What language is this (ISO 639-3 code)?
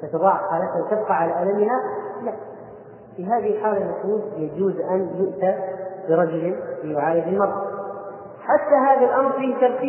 ara